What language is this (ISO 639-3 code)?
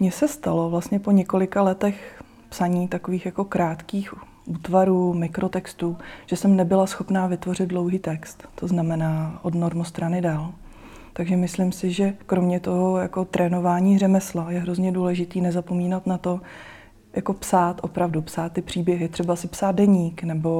ces